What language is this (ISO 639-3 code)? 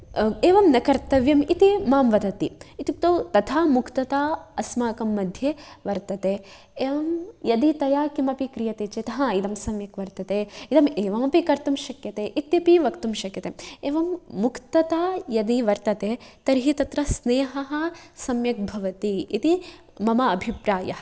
san